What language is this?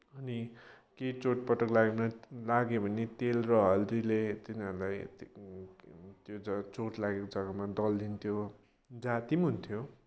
Nepali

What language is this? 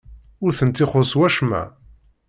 Kabyle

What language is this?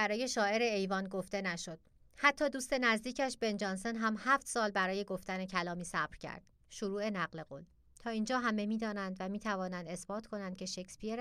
Persian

